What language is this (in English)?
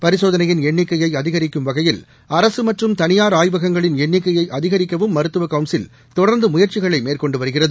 Tamil